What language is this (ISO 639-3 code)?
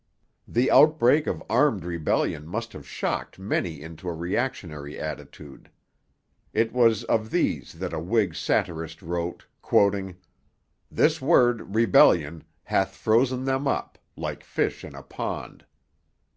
eng